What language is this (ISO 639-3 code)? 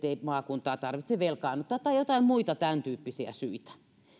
fin